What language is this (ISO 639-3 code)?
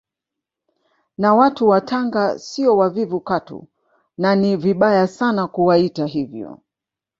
swa